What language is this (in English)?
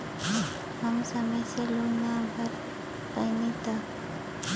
Bhojpuri